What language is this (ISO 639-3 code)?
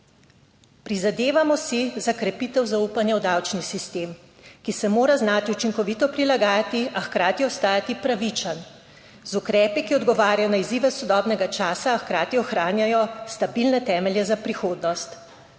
slv